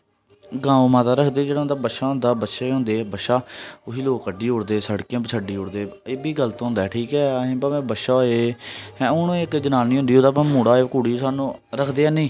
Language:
Dogri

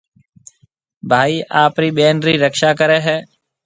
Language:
Marwari (Pakistan)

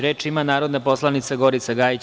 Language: Serbian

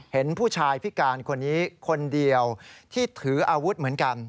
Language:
Thai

